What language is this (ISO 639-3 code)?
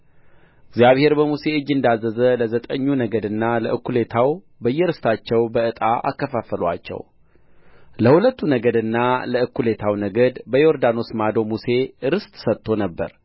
amh